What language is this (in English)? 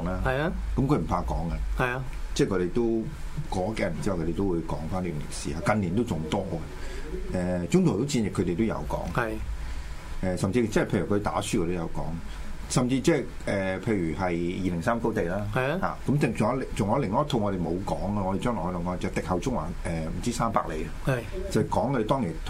Chinese